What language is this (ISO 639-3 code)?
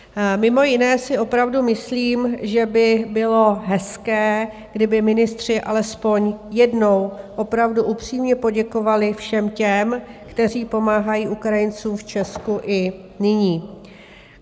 ces